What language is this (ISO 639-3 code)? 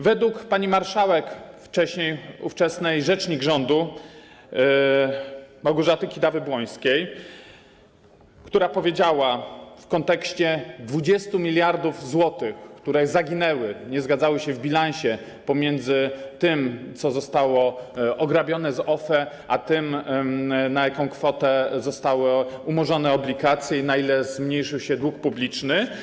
pol